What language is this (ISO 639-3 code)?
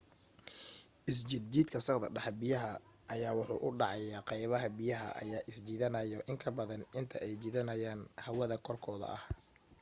som